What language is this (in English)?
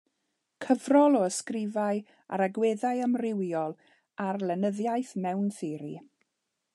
Welsh